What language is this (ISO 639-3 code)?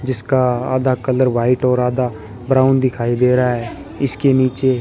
hin